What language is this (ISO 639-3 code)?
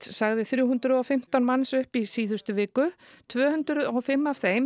isl